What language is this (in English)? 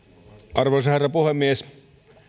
Finnish